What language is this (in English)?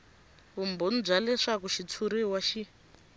Tsonga